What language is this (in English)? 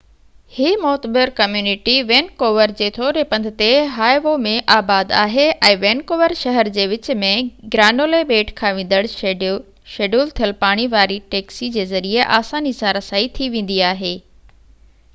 Sindhi